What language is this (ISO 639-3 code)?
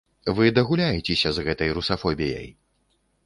bel